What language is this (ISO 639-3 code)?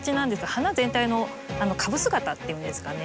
jpn